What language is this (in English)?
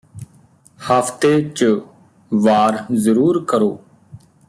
Punjabi